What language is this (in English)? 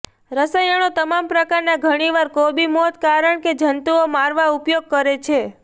Gujarati